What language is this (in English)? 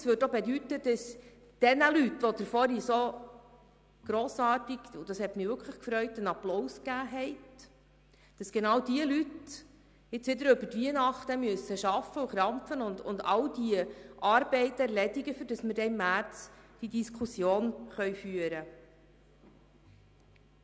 Swiss German